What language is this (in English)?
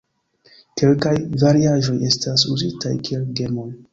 Esperanto